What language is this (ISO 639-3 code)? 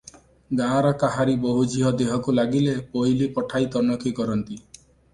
ori